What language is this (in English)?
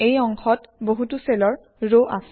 Assamese